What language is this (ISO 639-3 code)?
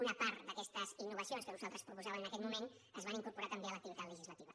cat